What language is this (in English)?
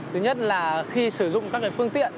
Vietnamese